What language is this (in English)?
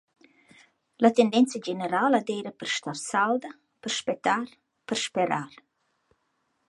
Romansh